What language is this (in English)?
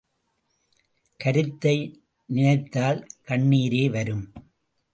Tamil